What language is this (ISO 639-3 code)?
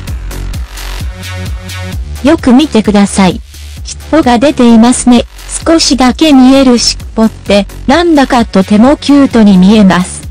jpn